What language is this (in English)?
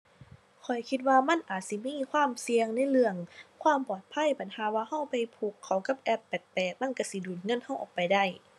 Thai